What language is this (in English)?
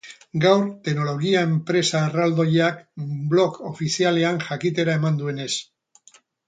Basque